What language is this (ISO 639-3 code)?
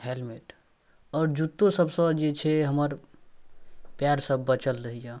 mai